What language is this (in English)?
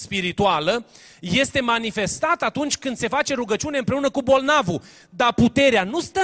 Romanian